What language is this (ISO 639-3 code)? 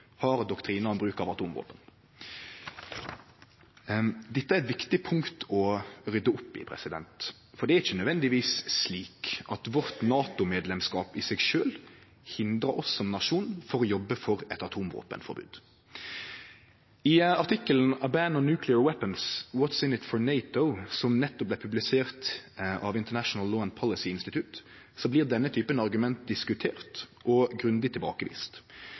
nno